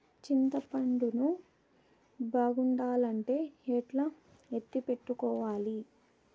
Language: Telugu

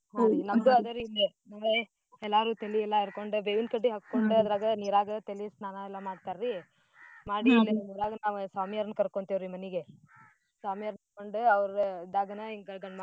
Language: Kannada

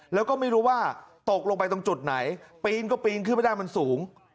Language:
Thai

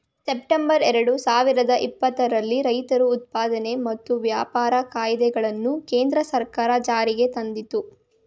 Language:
Kannada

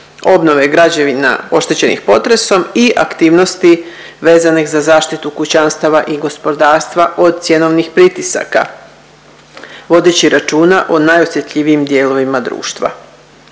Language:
Croatian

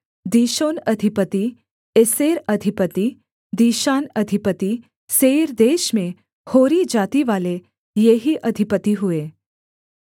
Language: Hindi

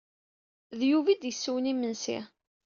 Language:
Kabyle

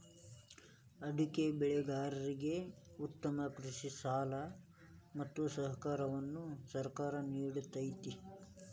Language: Kannada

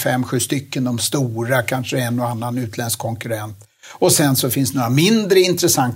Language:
Swedish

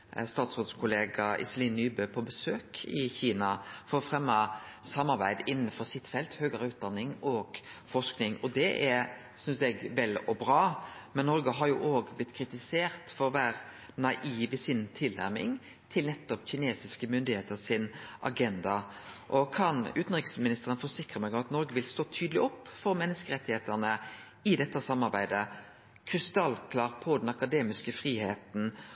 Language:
Norwegian Nynorsk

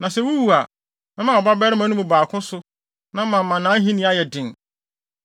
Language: Akan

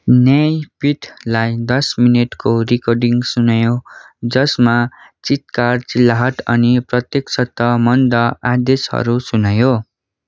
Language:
Nepali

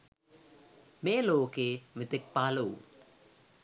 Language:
Sinhala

